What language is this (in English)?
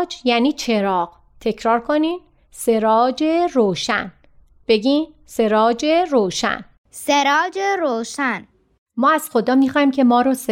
Persian